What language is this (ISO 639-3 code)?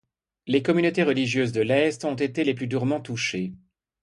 fra